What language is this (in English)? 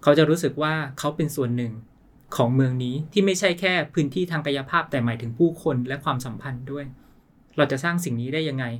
Thai